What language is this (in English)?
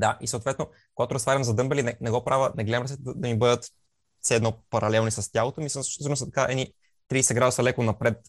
Bulgarian